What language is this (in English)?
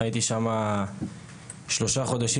Hebrew